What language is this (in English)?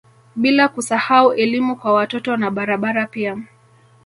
Swahili